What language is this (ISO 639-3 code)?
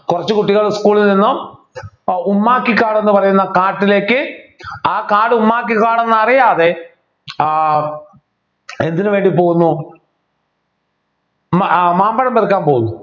mal